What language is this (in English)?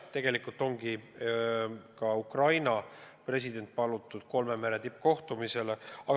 Estonian